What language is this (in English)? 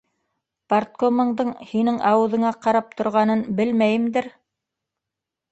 Bashkir